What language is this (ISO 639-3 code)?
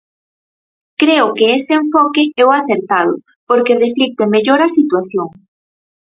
glg